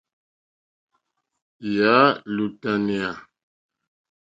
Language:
Mokpwe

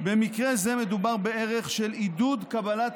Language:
Hebrew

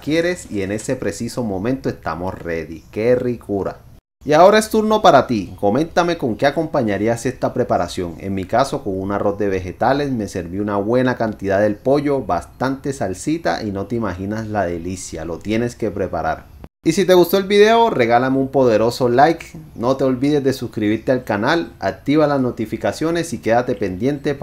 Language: Spanish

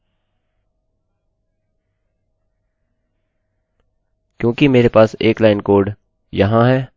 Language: Hindi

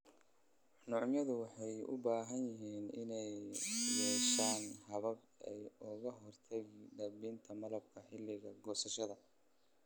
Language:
Somali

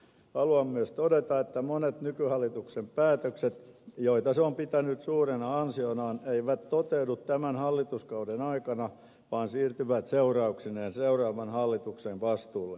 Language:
Finnish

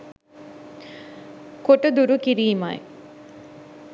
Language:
Sinhala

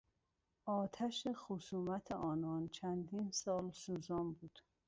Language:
Persian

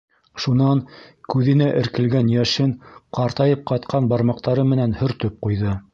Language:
Bashkir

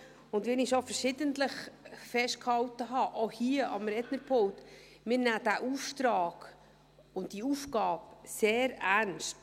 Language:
Swiss German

